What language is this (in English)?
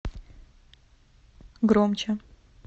Russian